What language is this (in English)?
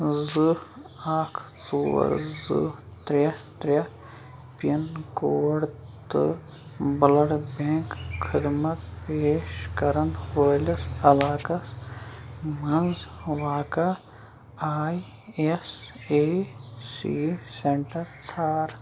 Kashmiri